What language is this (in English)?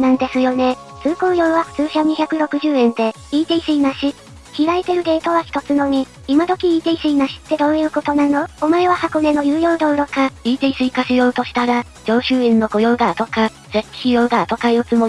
Japanese